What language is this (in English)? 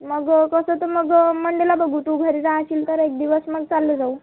Marathi